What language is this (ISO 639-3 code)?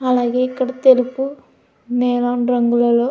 tel